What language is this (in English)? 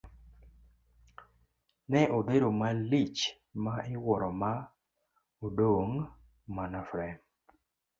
Luo (Kenya and Tanzania)